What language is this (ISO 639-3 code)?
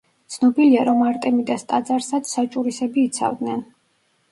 kat